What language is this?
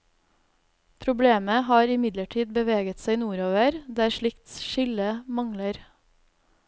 Norwegian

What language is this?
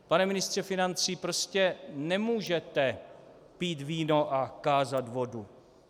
Czech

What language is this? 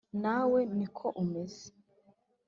Kinyarwanda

